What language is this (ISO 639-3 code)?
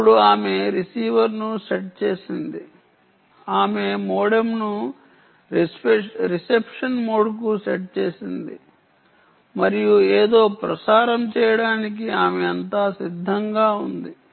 tel